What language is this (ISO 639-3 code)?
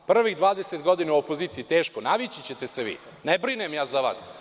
srp